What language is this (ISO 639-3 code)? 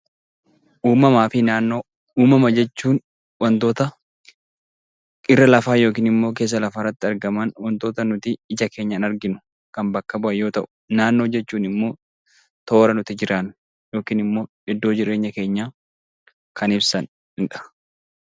orm